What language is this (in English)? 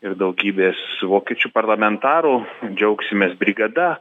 Lithuanian